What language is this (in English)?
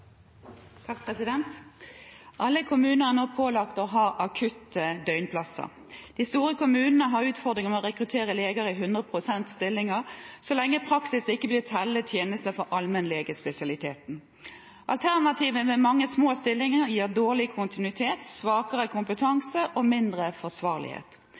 Norwegian Bokmål